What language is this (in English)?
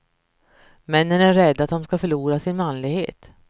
Swedish